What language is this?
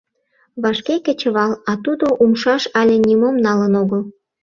Mari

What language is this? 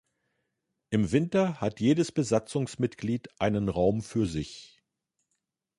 German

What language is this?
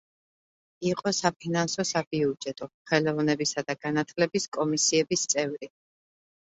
Georgian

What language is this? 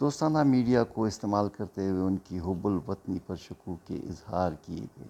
Urdu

